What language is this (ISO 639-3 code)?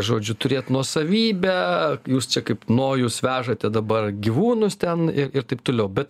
lit